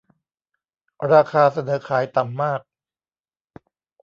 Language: Thai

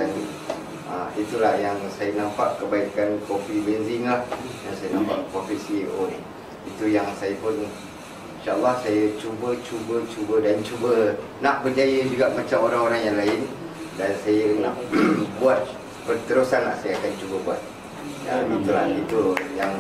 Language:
Malay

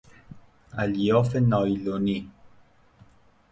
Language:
Persian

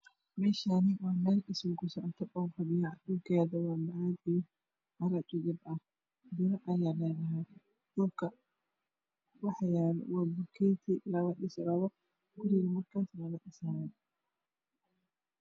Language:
Somali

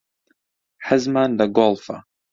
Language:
Central Kurdish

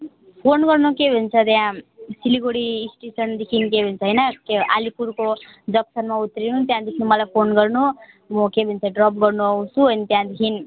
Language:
Nepali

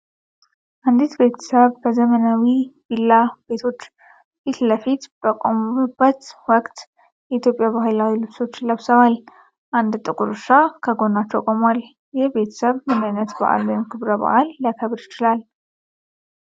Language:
Amharic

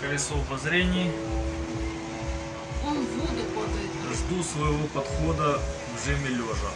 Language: Russian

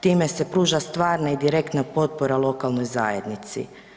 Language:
Croatian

